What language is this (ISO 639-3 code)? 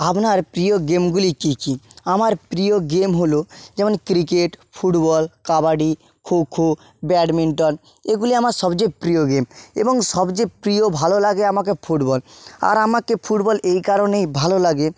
ben